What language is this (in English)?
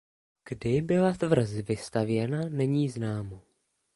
Czech